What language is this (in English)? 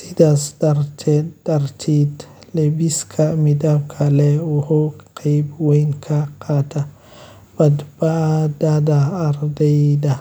Somali